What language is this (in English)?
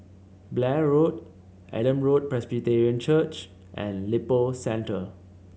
English